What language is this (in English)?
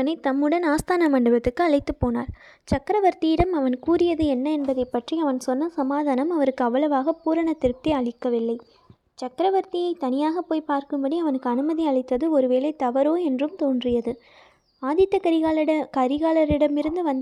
Tamil